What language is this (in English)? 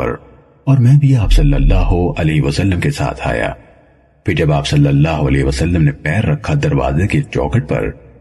Urdu